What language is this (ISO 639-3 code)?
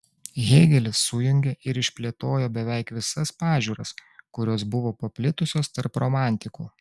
lit